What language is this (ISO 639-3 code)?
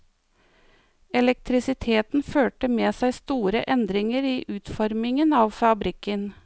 nor